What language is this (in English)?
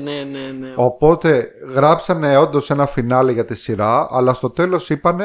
Greek